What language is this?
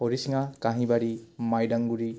Assamese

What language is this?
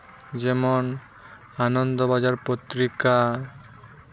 Santali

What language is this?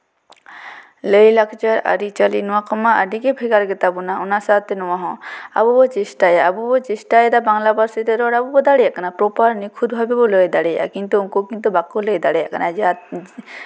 Santali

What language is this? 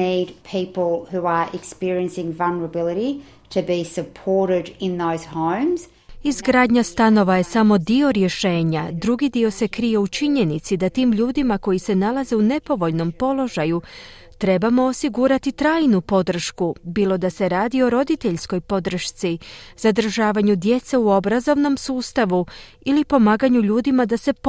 Croatian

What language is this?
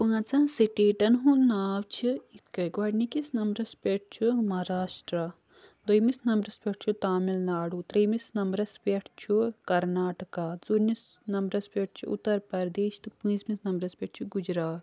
Kashmiri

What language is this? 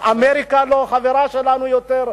Hebrew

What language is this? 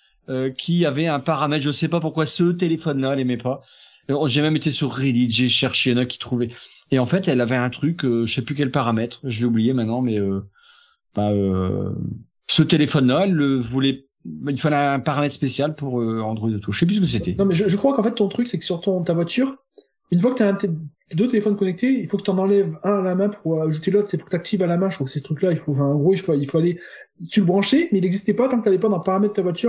French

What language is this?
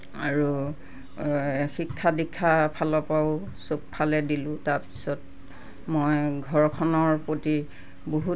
Assamese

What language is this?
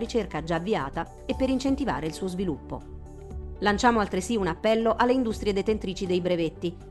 Italian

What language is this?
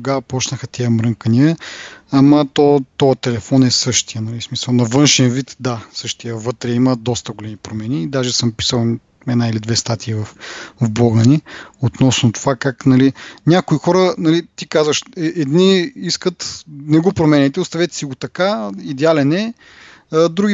Bulgarian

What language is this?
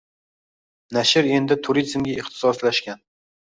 Uzbek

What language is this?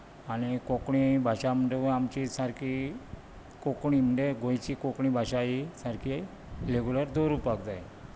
Konkani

